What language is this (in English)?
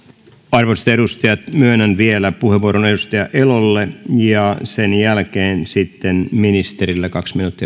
Finnish